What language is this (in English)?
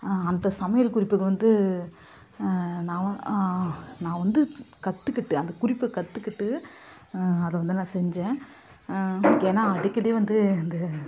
Tamil